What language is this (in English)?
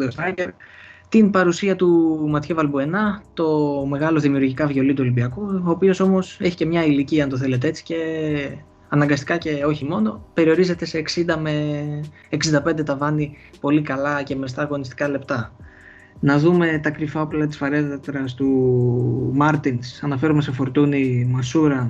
Greek